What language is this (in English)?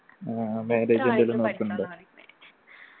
Malayalam